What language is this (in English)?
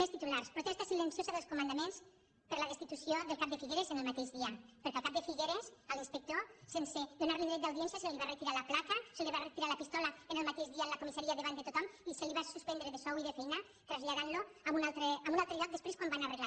Catalan